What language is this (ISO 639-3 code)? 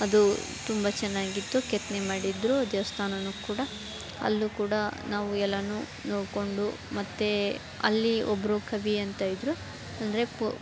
kan